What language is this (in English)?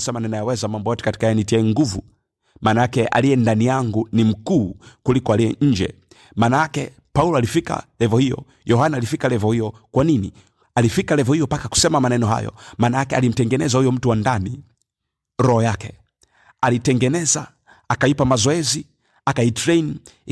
Swahili